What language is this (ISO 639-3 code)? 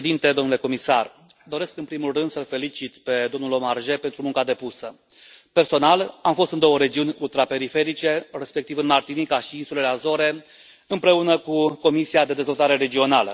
ron